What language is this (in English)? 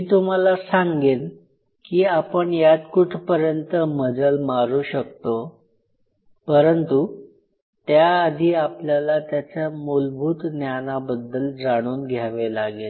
Marathi